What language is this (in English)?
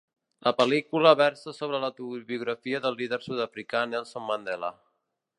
Catalan